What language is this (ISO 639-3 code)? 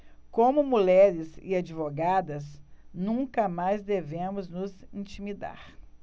por